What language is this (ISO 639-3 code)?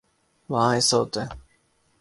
urd